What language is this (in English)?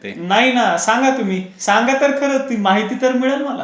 Marathi